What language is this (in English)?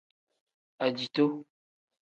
Tem